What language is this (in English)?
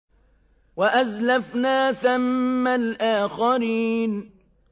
Arabic